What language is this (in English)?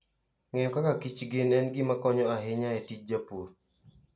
Luo (Kenya and Tanzania)